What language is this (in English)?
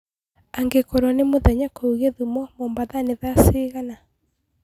Kikuyu